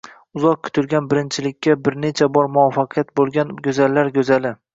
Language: Uzbek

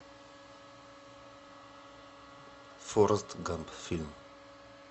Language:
Russian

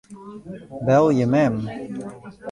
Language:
Western Frisian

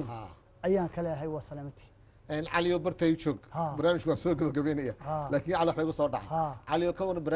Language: Arabic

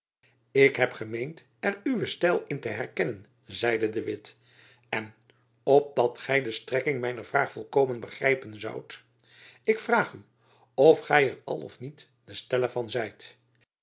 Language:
Dutch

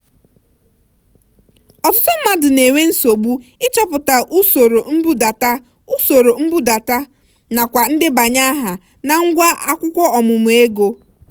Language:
Igbo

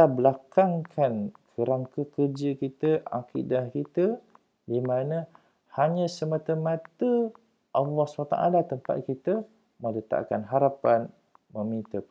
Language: Malay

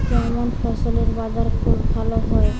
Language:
Bangla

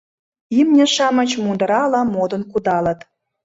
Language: Mari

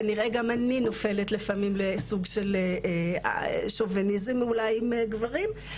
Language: Hebrew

